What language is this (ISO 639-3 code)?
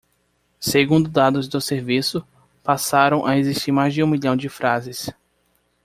por